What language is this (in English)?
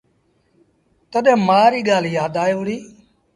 Sindhi Bhil